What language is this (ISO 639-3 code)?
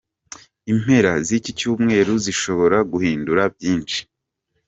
kin